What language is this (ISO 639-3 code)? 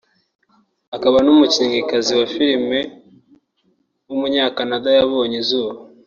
kin